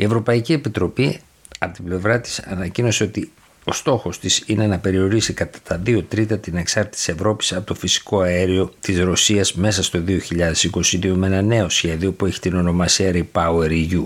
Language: Greek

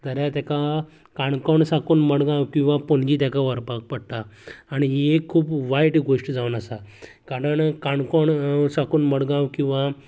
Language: Konkani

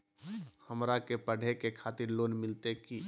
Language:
Magahi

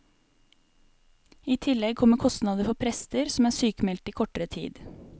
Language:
Norwegian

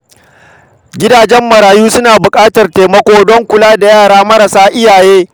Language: Hausa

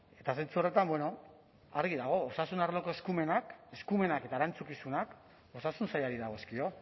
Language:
Basque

